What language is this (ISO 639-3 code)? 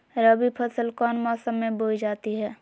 mag